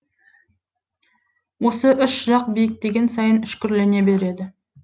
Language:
Kazakh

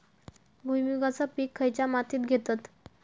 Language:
Marathi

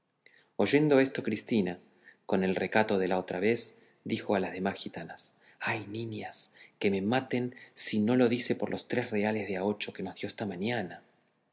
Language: Spanish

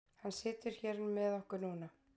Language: Icelandic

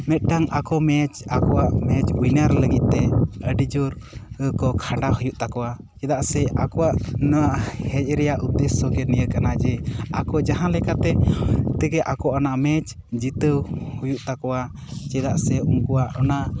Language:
Santali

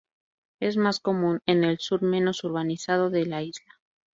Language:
Spanish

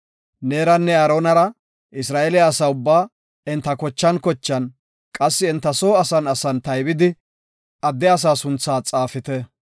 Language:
Gofa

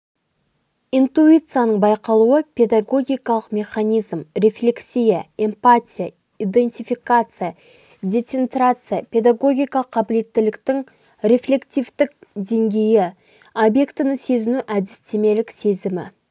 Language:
Kazakh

